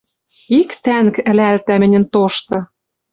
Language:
Western Mari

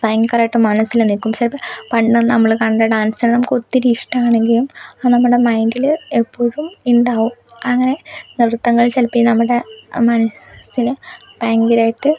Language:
Malayalam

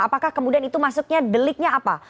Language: Indonesian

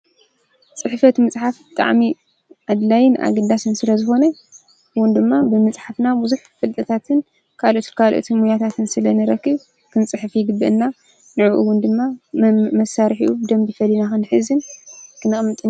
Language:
Tigrinya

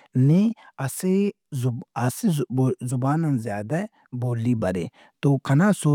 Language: Brahui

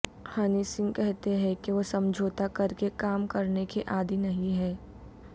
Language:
Urdu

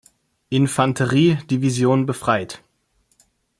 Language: German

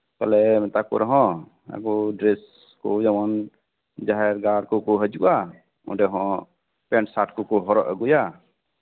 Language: Santali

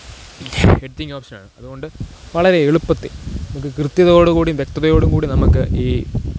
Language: Malayalam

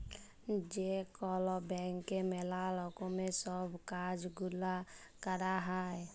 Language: Bangla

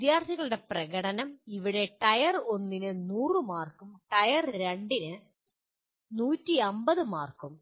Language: Malayalam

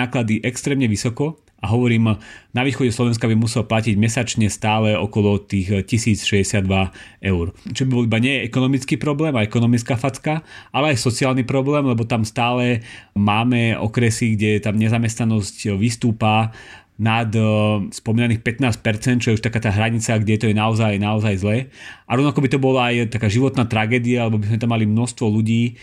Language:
Slovak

